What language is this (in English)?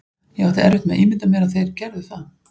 Icelandic